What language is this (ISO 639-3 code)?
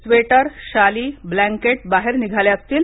mar